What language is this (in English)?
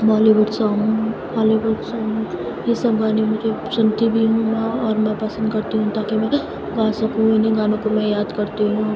Urdu